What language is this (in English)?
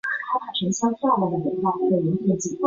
Chinese